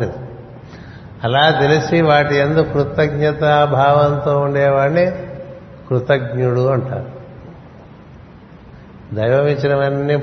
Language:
Telugu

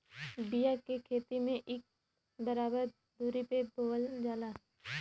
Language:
Bhojpuri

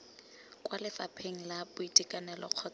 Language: Tswana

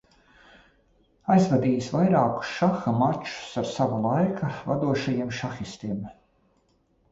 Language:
Latvian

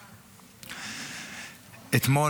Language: Hebrew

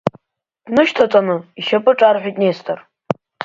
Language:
Abkhazian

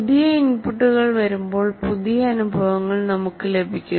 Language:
Malayalam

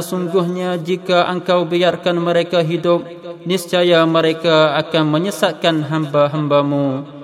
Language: Malay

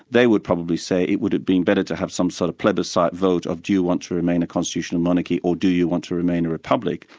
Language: English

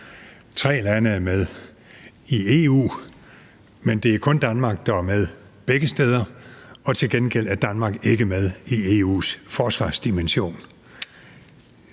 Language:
Danish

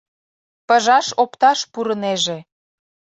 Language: Mari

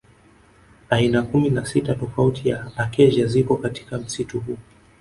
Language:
Swahili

